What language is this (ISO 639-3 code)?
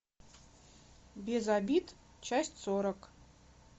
rus